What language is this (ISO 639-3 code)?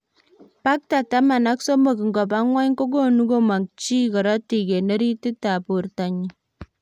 kln